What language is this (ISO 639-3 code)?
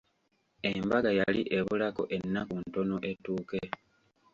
lug